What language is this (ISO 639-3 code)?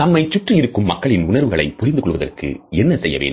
tam